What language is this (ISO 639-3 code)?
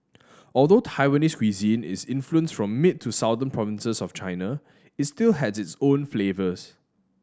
eng